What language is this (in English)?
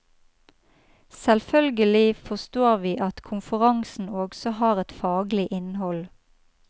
Norwegian